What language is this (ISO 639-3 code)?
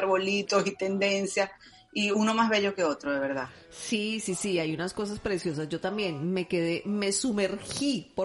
spa